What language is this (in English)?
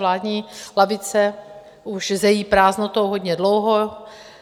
Czech